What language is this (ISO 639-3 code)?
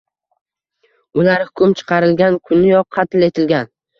uzb